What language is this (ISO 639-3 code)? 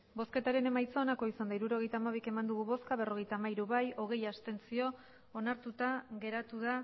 eus